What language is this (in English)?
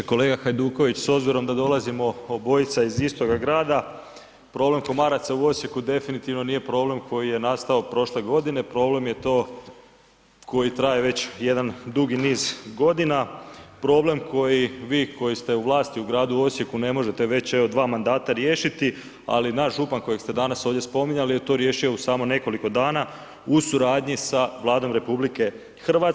Croatian